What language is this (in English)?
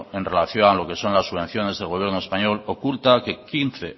Spanish